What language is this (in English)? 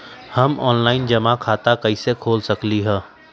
Magahi